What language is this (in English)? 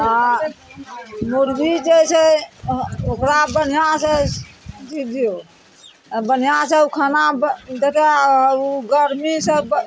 Maithili